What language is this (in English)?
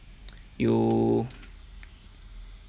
English